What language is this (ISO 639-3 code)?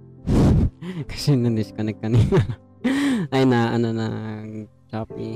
fil